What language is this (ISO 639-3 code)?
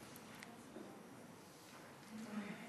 heb